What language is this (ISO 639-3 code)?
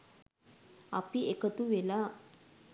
sin